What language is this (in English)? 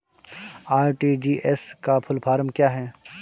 Hindi